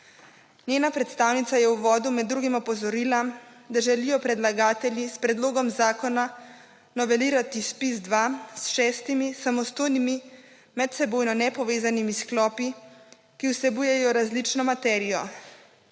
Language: Slovenian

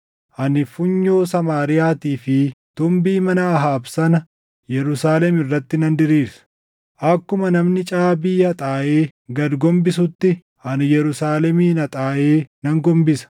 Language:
Oromo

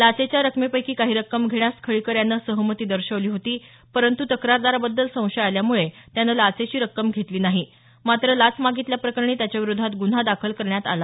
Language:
Marathi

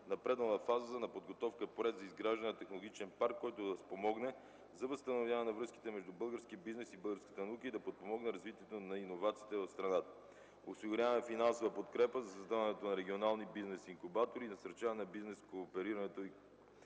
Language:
Bulgarian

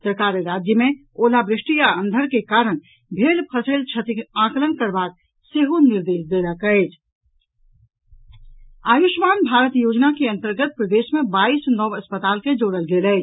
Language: Maithili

